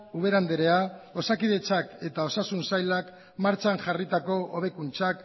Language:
Basque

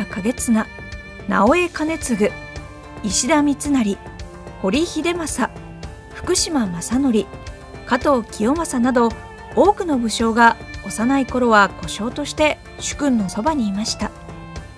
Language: Japanese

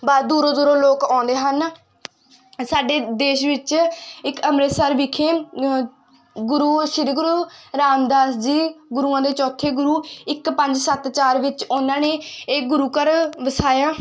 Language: Punjabi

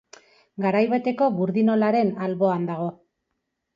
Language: Basque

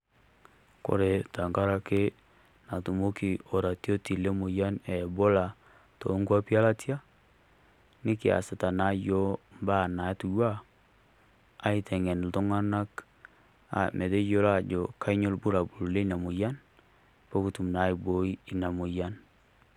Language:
Masai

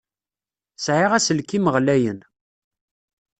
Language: Kabyle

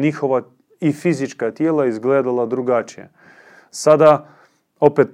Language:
Croatian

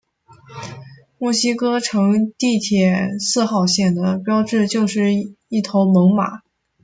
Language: Chinese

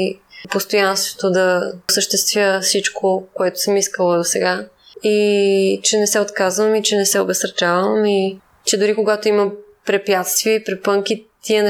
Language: Bulgarian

